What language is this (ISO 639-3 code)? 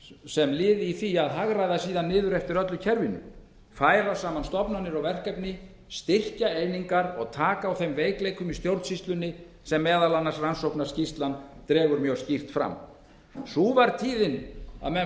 isl